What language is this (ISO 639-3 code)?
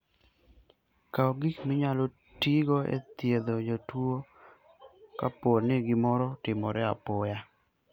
luo